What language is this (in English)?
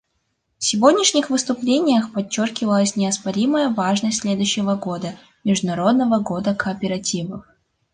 Russian